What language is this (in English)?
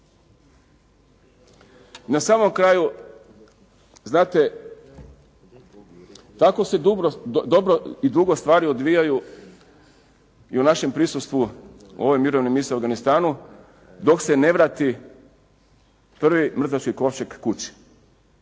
Croatian